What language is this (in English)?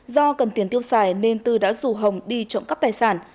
Vietnamese